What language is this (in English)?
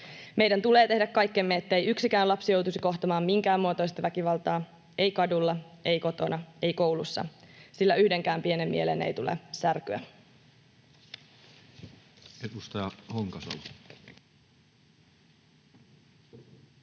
Finnish